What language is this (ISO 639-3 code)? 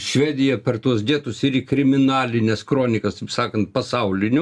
lit